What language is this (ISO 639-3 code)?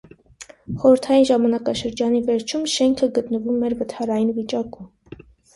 hye